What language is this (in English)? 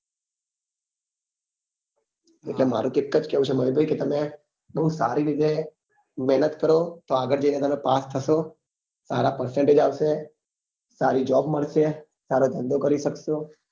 Gujarati